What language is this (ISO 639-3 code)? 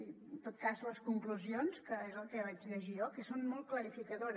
cat